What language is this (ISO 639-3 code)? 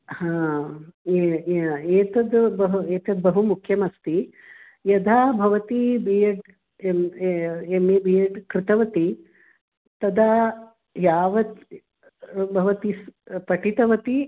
san